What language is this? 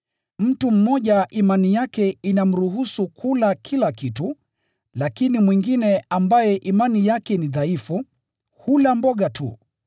Swahili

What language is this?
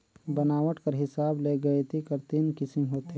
Chhattisgarhi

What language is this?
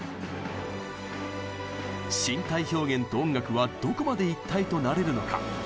Japanese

